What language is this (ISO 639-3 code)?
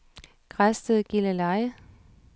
dan